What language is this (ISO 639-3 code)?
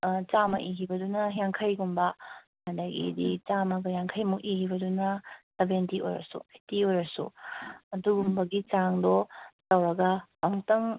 mni